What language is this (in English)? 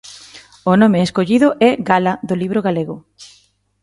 Galician